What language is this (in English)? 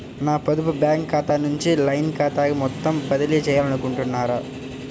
Telugu